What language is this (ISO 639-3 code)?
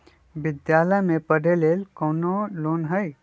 mag